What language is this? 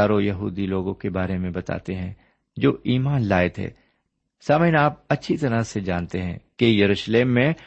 Urdu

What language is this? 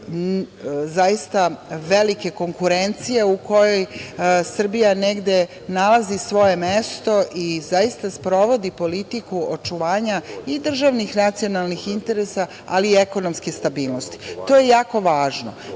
Serbian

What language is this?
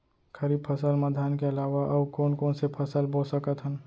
Chhattisgarhi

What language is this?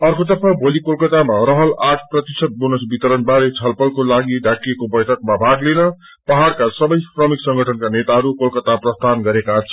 Nepali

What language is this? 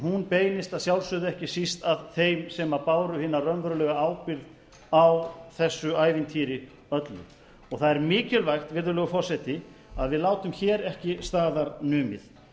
Icelandic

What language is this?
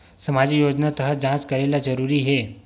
Chhattisgarhi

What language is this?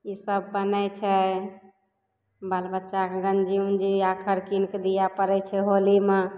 Maithili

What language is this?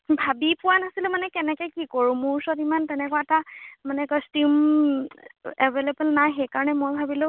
Assamese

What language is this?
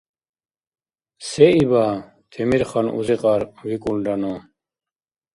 Dargwa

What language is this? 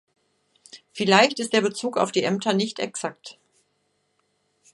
German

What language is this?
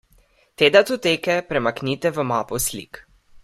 Slovenian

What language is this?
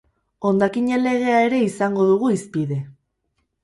Basque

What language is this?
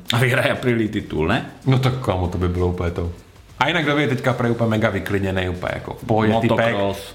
Czech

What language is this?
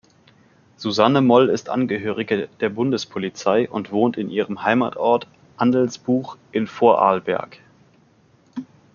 German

